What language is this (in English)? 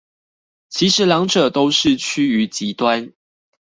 Chinese